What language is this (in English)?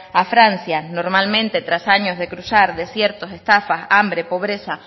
Spanish